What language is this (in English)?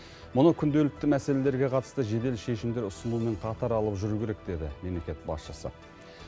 Kazakh